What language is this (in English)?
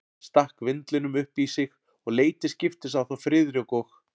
Icelandic